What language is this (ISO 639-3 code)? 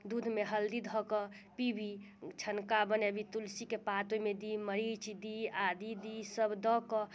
mai